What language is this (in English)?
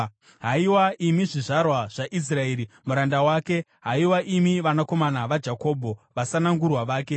Shona